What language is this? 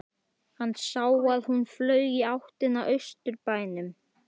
Icelandic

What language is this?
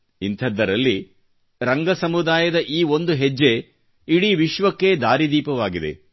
Kannada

